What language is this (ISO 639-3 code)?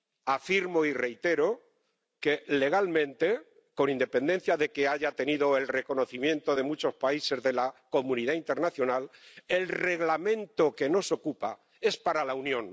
spa